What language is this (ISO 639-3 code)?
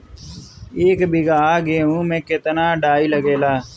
bho